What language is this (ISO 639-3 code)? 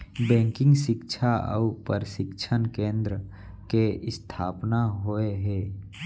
hne